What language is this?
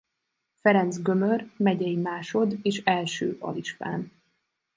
Hungarian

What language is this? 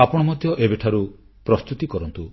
Odia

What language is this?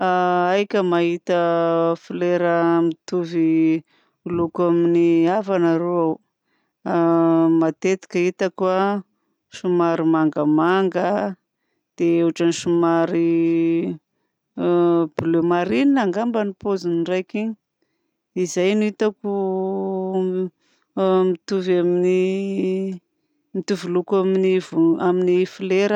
Southern Betsimisaraka Malagasy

